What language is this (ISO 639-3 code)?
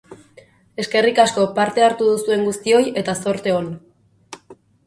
eus